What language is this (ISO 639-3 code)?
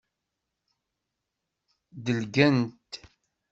kab